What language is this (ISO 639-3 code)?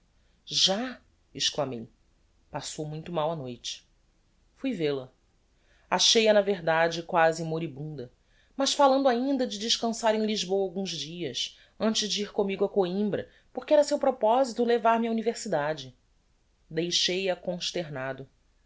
por